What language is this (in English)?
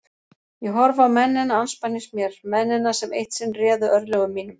Icelandic